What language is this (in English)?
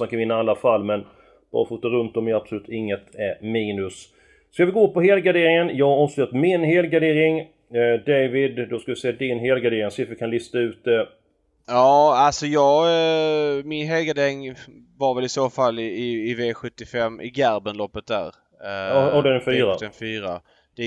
Swedish